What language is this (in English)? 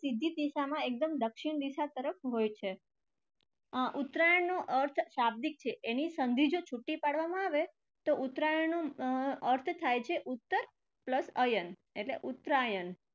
Gujarati